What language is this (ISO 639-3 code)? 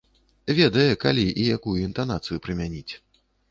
bel